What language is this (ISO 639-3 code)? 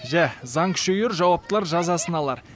kaz